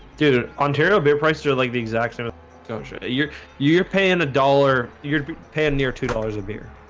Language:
English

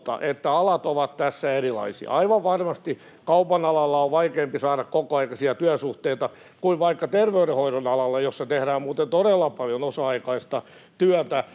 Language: Finnish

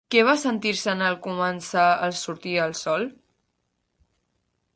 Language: Catalan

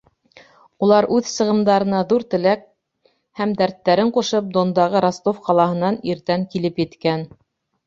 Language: Bashkir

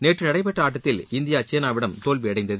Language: Tamil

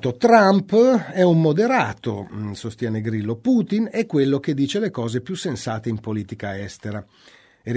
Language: Italian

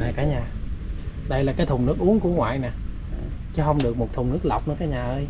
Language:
Vietnamese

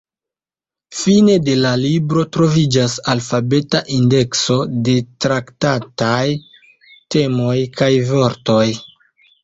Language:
Esperanto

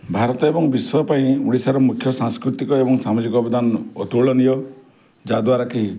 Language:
Odia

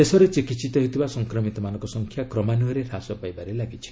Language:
Odia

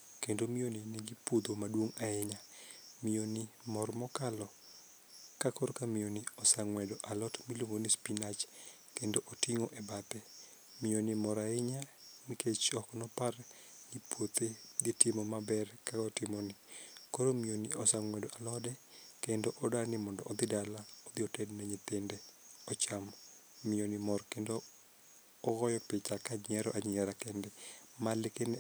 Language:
Luo (Kenya and Tanzania)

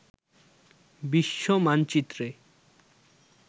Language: Bangla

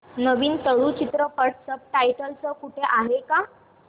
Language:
Marathi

